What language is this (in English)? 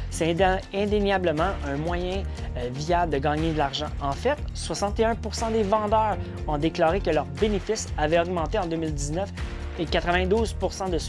French